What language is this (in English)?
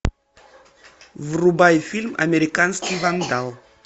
Russian